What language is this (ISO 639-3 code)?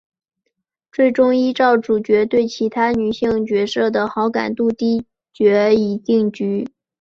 zho